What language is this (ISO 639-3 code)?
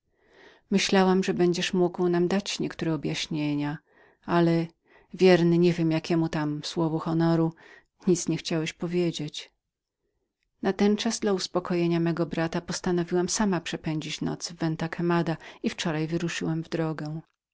pol